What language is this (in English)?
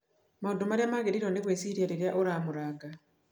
Kikuyu